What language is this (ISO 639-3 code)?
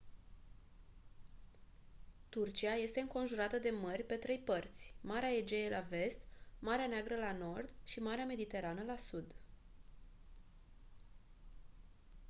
ron